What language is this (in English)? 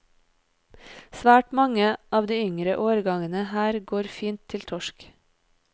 Norwegian